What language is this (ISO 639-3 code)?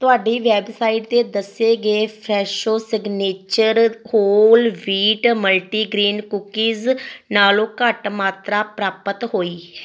pan